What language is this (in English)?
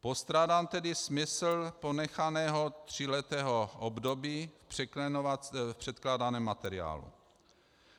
Czech